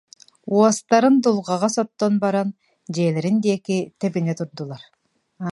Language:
Yakut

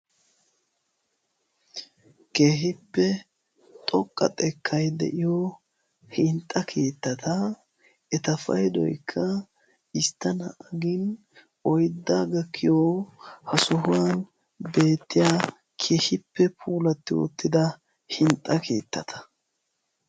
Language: Wolaytta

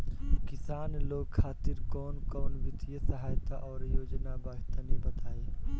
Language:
Bhojpuri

